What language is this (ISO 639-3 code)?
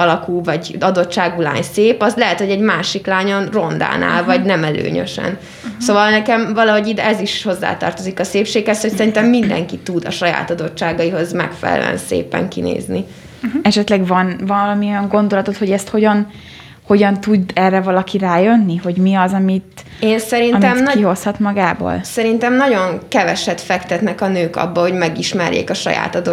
hun